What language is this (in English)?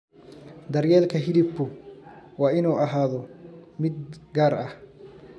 Somali